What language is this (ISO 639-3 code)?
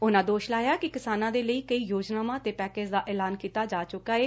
pan